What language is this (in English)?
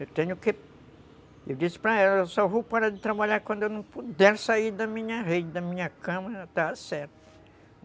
Portuguese